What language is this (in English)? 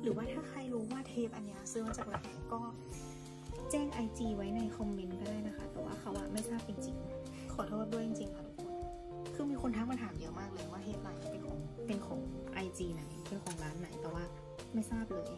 Thai